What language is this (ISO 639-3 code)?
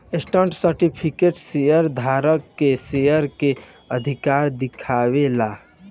bho